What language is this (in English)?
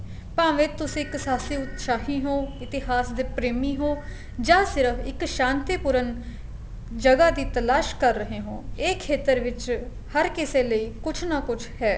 Punjabi